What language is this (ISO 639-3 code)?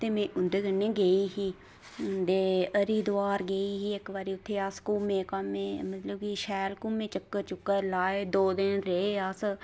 doi